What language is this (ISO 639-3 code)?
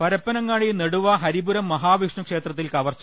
mal